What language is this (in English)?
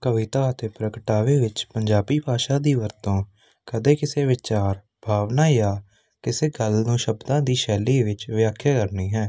Punjabi